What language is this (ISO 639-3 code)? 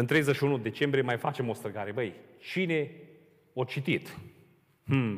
ron